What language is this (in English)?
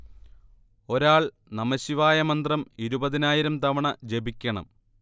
Malayalam